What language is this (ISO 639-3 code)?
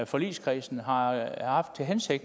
dan